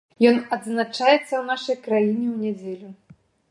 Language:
Belarusian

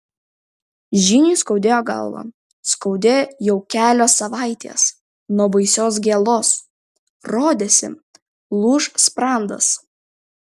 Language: Lithuanian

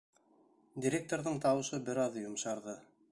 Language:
Bashkir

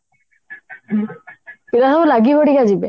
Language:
Odia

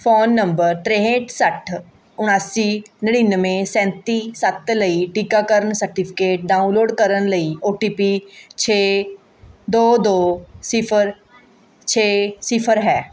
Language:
Punjabi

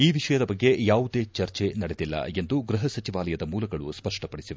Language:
Kannada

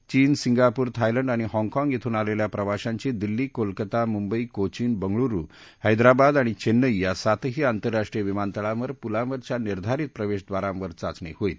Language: Marathi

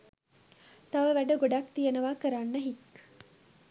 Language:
Sinhala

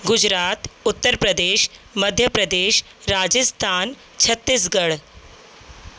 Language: Sindhi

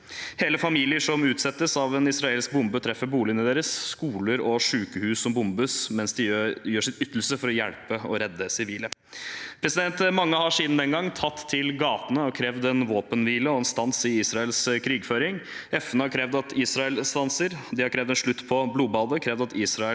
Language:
Norwegian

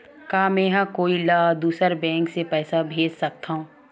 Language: Chhattisgarhi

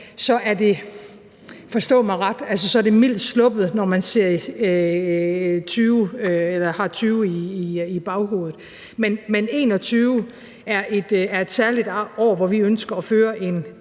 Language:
Danish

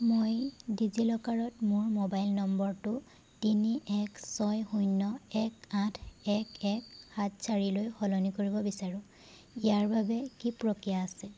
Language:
Assamese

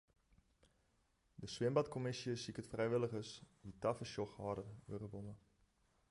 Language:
Western Frisian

